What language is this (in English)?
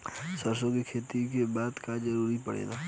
Bhojpuri